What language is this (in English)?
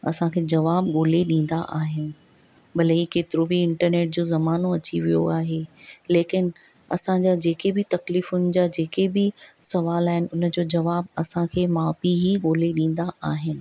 Sindhi